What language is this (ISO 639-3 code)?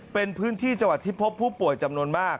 tha